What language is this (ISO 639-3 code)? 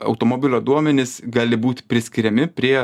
lit